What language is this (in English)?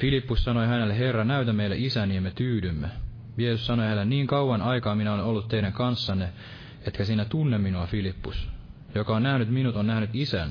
Finnish